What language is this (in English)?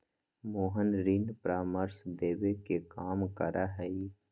Magahi